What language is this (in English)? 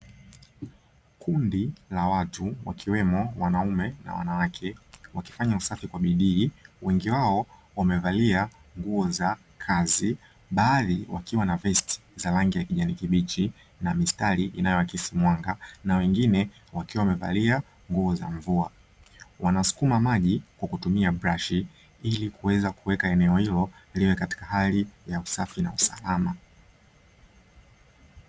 Swahili